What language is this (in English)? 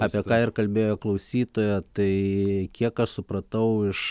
Lithuanian